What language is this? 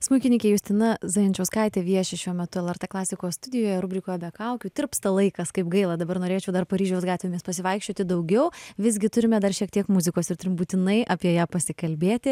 Lithuanian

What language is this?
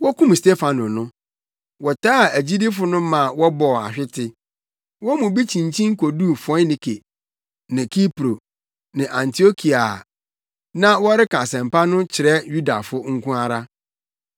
Akan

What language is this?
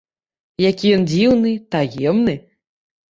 Belarusian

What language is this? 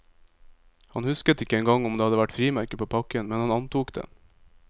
Norwegian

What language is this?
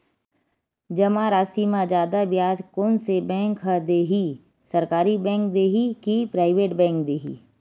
Chhattisgarhi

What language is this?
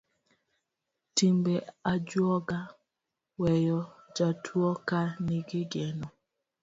Luo (Kenya and Tanzania)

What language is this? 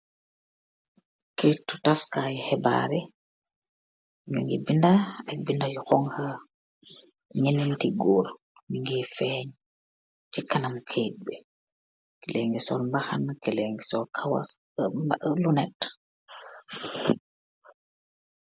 Wolof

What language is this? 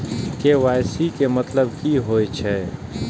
Maithili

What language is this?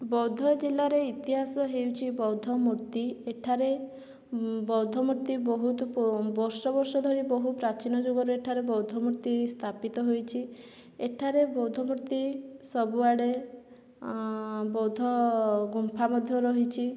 Odia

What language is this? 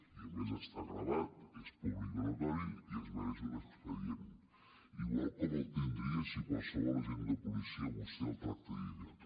Catalan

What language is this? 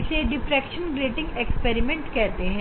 Hindi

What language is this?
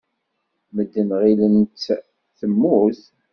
Kabyle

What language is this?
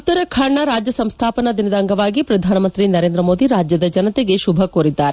Kannada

